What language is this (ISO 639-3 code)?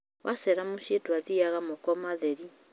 kik